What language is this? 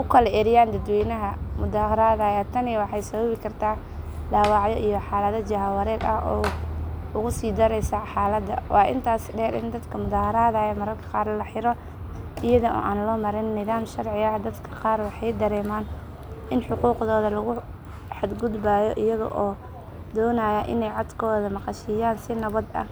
Somali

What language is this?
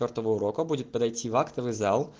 Russian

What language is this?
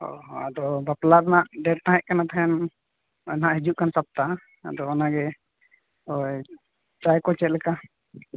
Santali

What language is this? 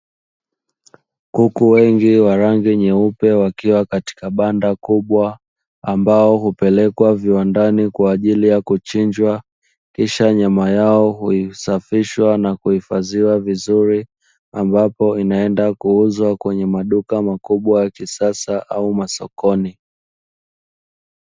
Swahili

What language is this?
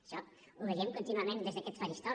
Catalan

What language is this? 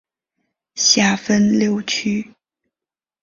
Chinese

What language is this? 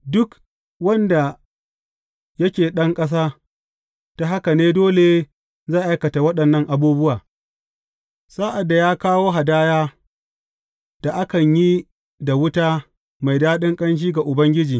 Hausa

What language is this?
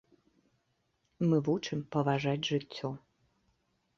Belarusian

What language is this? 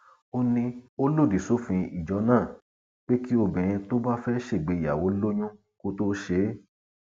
Yoruba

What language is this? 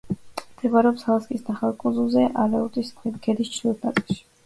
Georgian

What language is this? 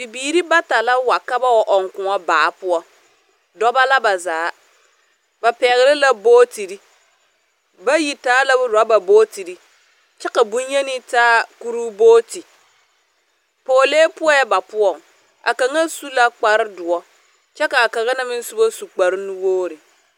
Southern Dagaare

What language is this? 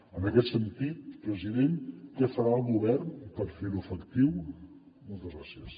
Catalan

